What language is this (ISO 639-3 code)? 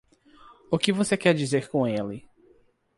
por